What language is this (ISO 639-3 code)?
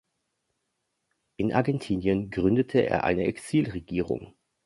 deu